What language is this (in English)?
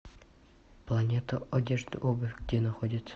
Russian